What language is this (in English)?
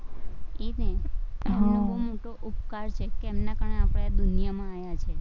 Gujarati